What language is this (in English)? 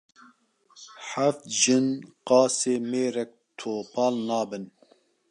Kurdish